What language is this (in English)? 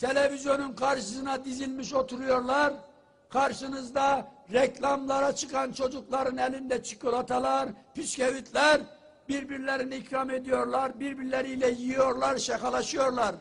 Turkish